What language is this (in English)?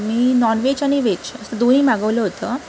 Marathi